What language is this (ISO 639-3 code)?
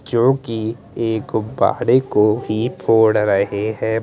hin